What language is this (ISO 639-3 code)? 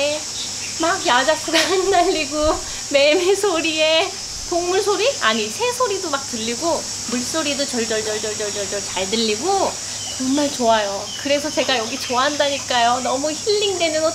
kor